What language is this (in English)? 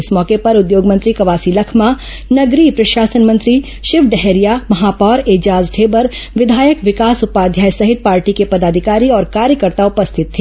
Hindi